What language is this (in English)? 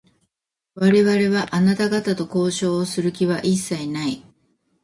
Japanese